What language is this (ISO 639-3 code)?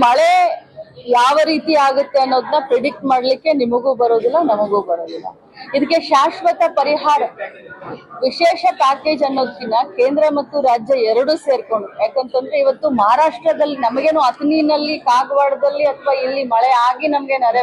kan